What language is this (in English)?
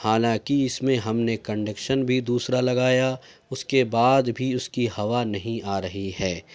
Urdu